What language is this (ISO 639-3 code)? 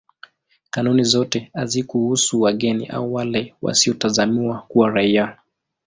swa